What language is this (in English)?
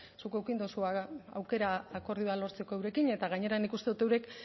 Basque